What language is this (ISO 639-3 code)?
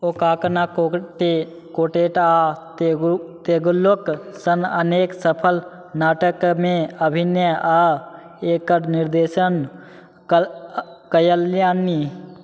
mai